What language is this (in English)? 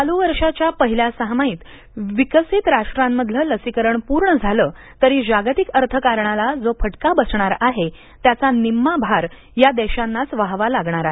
Marathi